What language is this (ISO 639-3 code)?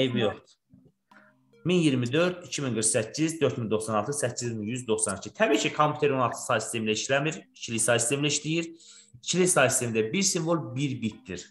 tur